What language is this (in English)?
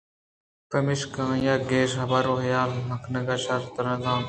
Eastern Balochi